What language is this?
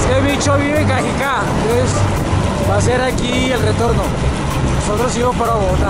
Spanish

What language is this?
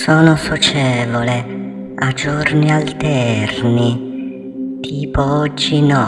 Italian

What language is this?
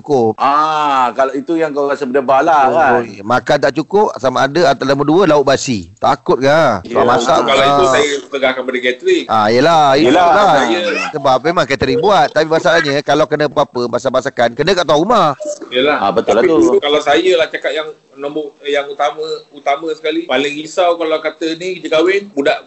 Malay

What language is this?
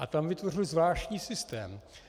Czech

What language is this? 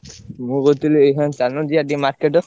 Odia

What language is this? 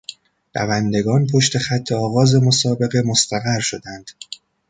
Persian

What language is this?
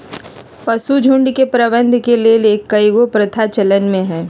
Magahi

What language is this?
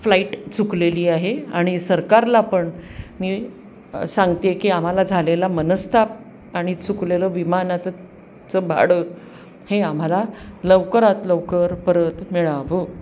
Marathi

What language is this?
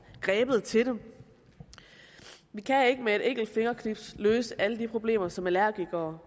Danish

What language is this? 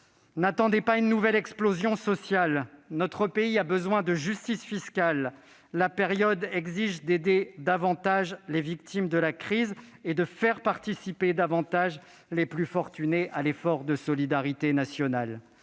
French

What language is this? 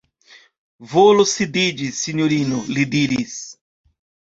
Esperanto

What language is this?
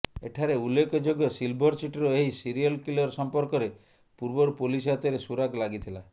Odia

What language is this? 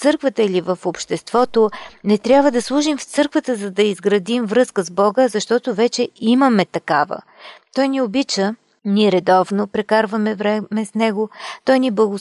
Bulgarian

